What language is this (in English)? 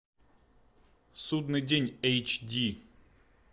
Russian